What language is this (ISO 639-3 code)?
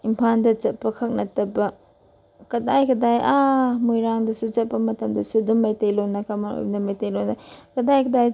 mni